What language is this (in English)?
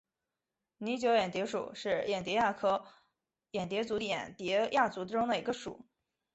Chinese